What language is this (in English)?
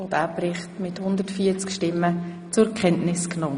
Swiss German